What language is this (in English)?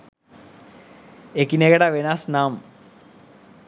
Sinhala